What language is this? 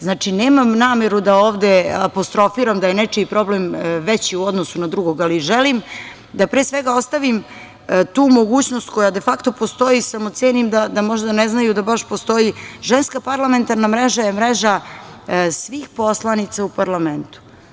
Serbian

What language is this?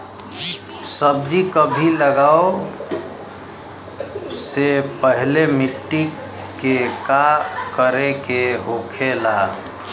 Bhojpuri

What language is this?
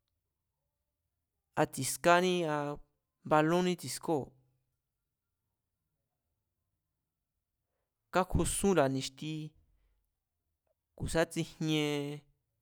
Mazatlán Mazatec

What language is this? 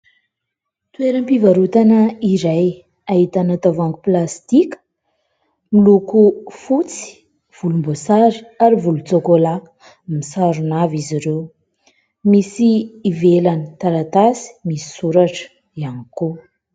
Malagasy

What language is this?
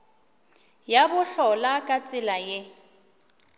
Northern Sotho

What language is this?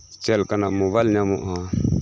Santali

